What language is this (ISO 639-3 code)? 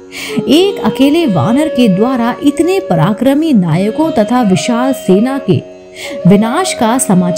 hin